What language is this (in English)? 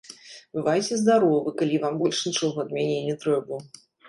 Belarusian